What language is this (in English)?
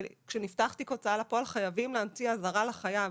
Hebrew